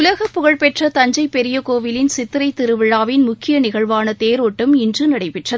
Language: Tamil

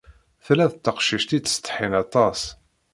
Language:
Kabyle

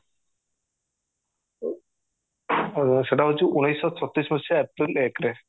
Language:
Odia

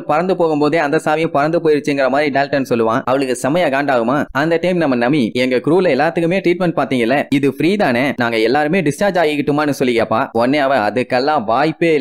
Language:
Tamil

